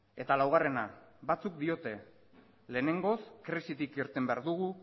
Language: Basque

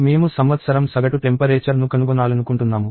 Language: Telugu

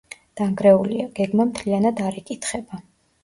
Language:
Georgian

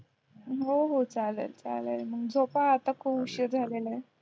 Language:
Marathi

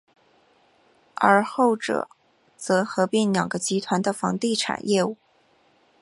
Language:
Chinese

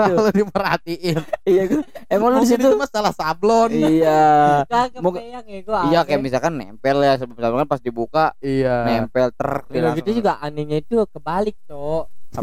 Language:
Indonesian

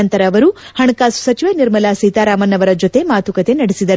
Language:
Kannada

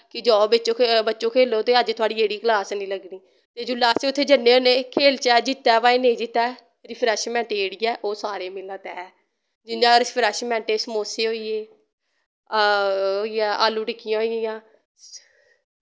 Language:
Dogri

